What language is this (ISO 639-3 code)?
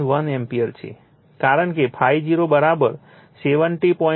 guj